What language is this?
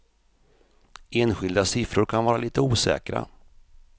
Swedish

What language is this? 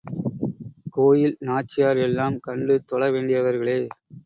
Tamil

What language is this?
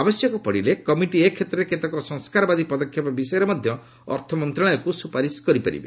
Odia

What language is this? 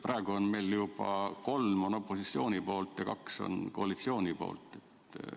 Estonian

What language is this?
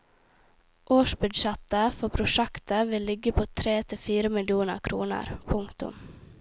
Norwegian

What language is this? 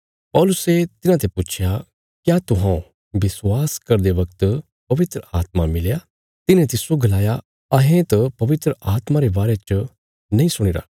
Bilaspuri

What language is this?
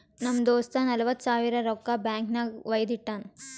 Kannada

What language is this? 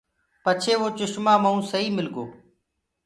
Gurgula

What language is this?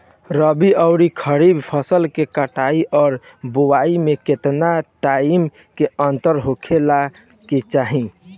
Bhojpuri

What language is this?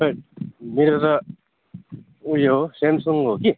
Nepali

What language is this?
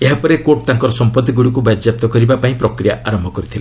Odia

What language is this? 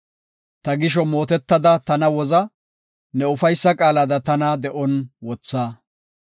Gofa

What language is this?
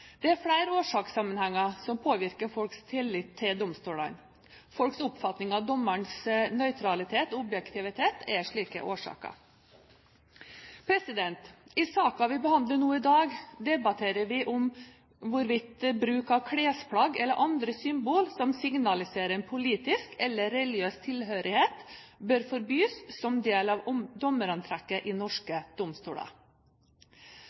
Norwegian Bokmål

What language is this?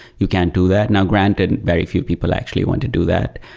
English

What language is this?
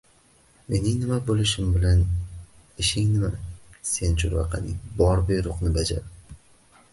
Uzbek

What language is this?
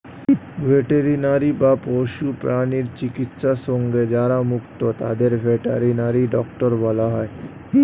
Bangla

